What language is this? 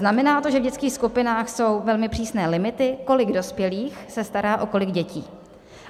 Czech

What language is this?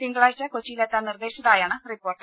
Malayalam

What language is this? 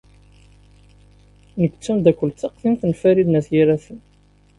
Kabyle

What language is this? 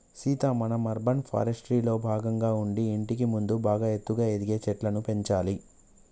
Telugu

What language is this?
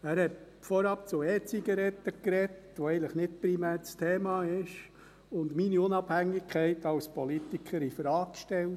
Swiss German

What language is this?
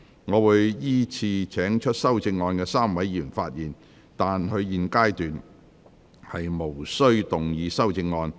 Cantonese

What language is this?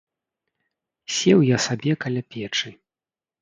Belarusian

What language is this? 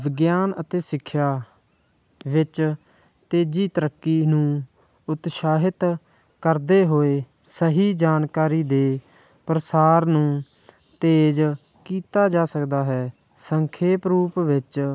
Punjabi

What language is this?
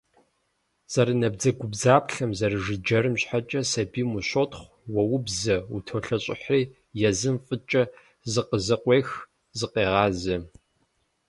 Kabardian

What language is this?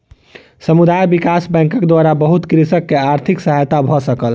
Maithili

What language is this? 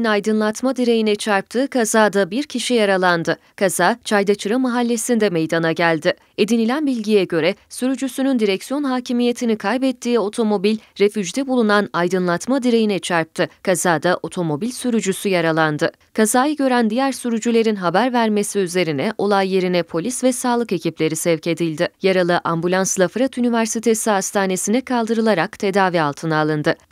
Turkish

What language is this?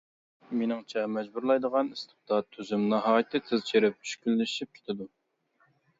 Uyghur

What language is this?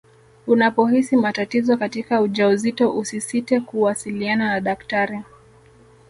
Swahili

